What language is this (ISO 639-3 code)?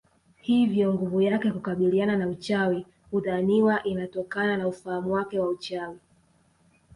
swa